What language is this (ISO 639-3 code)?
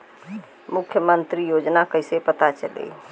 bho